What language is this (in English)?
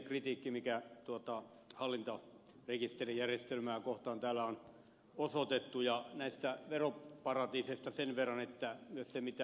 Finnish